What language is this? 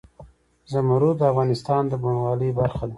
Pashto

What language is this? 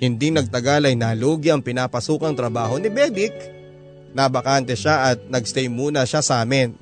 Filipino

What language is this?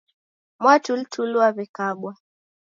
Taita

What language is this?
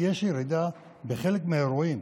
Hebrew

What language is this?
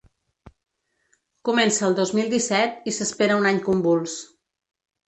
Catalan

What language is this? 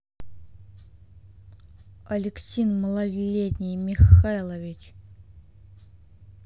Russian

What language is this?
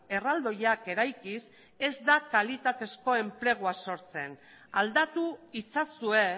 Basque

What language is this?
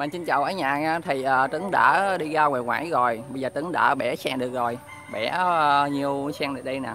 Vietnamese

